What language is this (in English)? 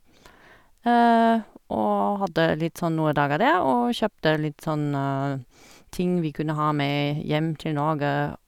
Norwegian